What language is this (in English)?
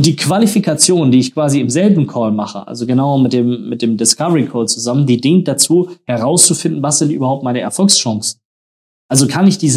German